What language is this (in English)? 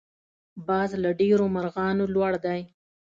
Pashto